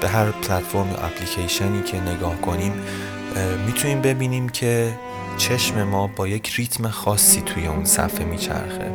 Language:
Persian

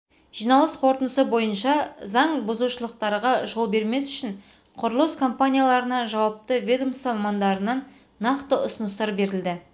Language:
Kazakh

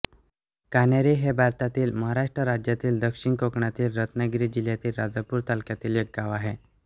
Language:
Marathi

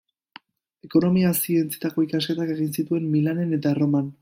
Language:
Basque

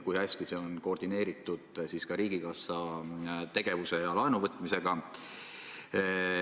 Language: Estonian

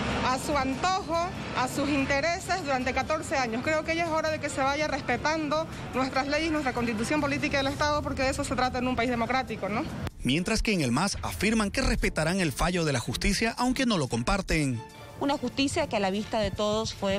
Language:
Spanish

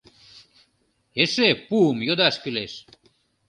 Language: Mari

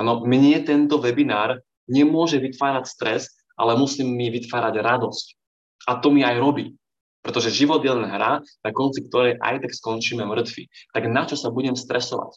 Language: Slovak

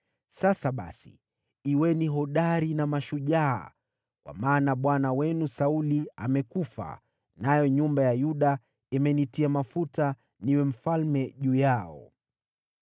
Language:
Swahili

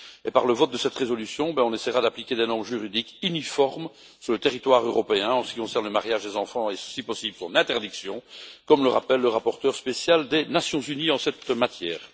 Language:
French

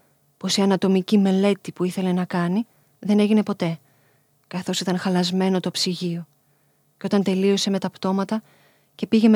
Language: Greek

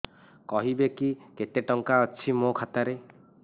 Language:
Odia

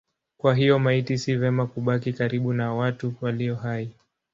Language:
Swahili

